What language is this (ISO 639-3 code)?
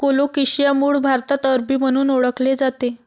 mar